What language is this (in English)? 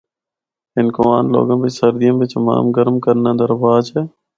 Northern Hindko